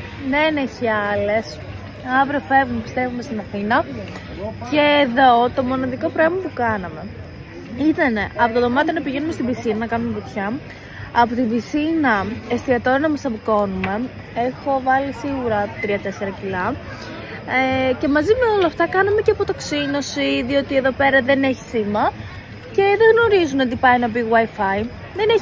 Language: Greek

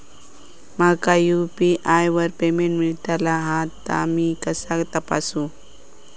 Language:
Marathi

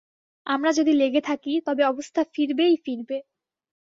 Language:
Bangla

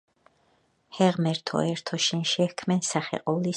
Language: Georgian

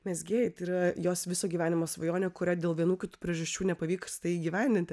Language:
Lithuanian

